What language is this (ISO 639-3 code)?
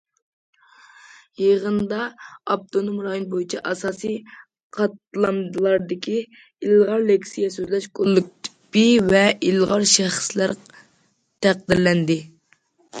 uig